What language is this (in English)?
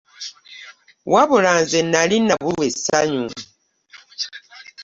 Ganda